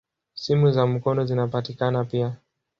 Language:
Swahili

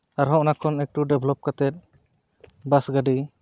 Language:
Santali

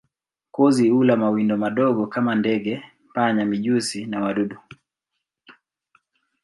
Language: Swahili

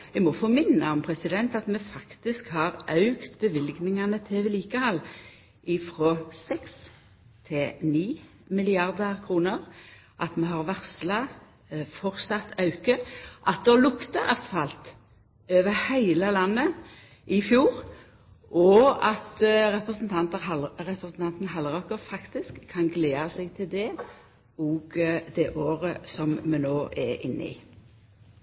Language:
Norwegian Nynorsk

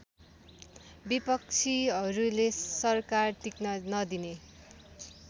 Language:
Nepali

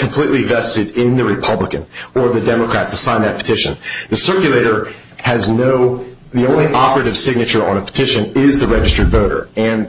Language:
English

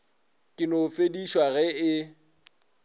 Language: Northern Sotho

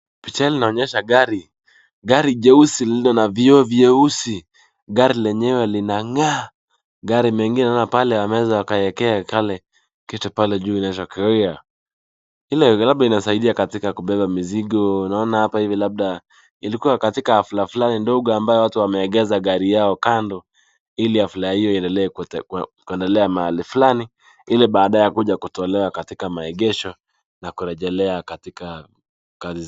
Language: Swahili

